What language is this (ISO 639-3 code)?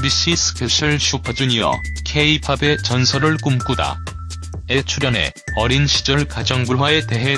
kor